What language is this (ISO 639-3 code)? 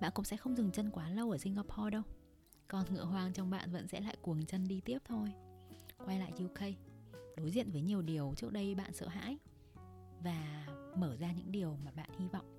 vie